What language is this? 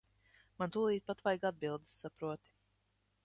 Latvian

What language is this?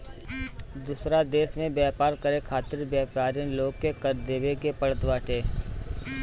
Bhojpuri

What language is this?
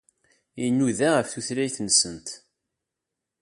Kabyle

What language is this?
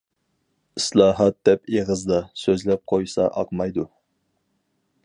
Uyghur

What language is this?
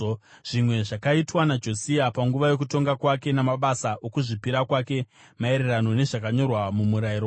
Shona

